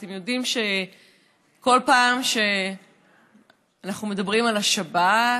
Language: Hebrew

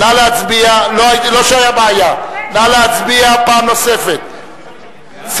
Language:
Hebrew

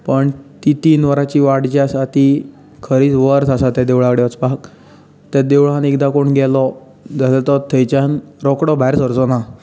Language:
Konkani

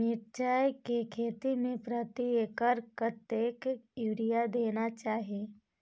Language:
Maithili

